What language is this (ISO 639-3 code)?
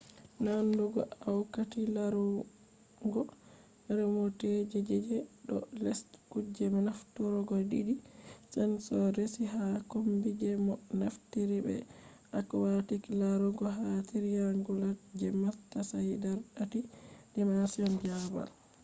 ful